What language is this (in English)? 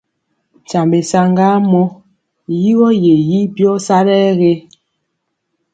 Mpiemo